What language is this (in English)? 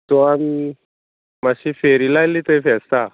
Konkani